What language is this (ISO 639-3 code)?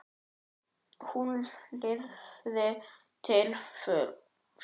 isl